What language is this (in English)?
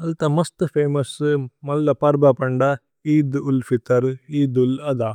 Tulu